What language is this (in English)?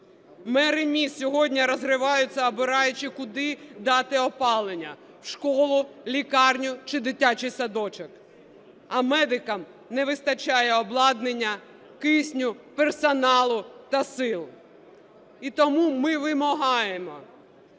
Ukrainian